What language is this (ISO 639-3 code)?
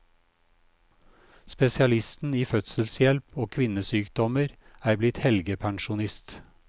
nor